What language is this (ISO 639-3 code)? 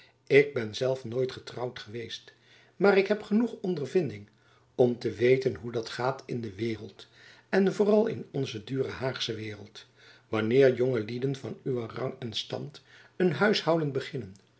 nld